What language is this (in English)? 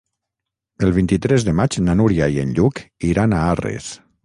Catalan